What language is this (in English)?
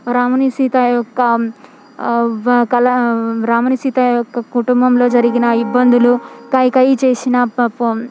Telugu